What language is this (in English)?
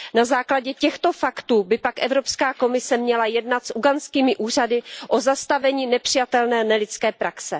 Czech